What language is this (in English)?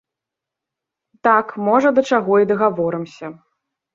Belarusian